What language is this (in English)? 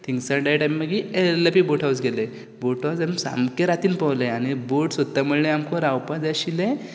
Konkani